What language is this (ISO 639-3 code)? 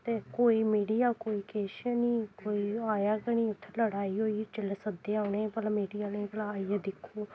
doi